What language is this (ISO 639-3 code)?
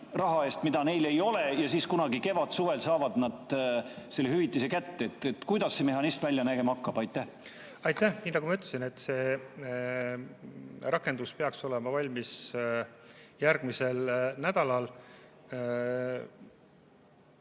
est